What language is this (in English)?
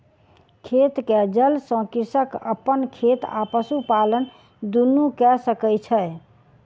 Maithili